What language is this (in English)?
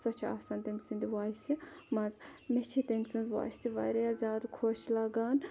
Kashmiri